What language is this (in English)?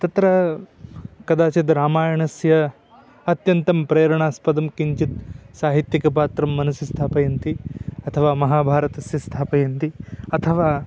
Sanskrit